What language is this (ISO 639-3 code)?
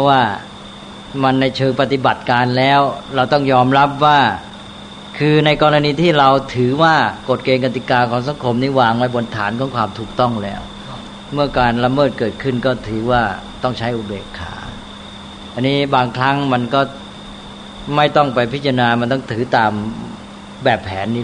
tha